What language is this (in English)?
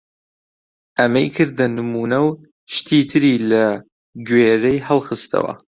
Central Kurdish